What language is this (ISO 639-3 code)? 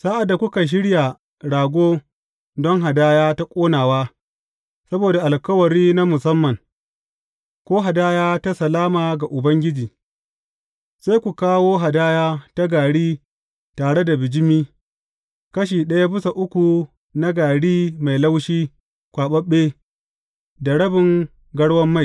hau